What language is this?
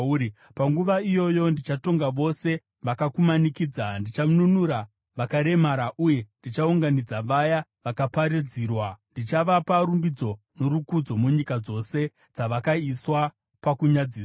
Shona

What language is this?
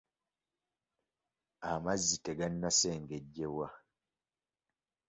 Ganda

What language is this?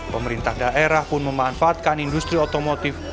Indonesian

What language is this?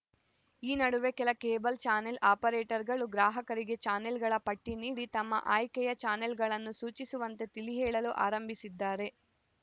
Kannada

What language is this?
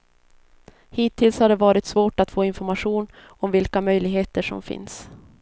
Swedish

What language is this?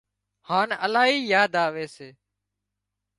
Wadiyara Koli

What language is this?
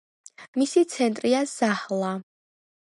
Georgian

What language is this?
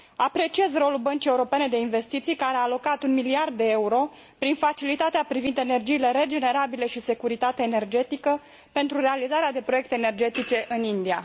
Romanian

